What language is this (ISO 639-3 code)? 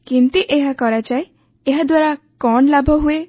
ori